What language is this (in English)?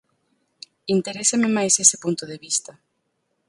Galician